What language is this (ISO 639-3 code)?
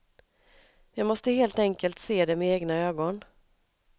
swe